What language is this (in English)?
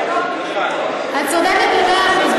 Hebrew